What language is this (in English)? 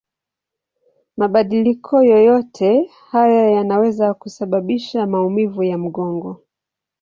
Swahili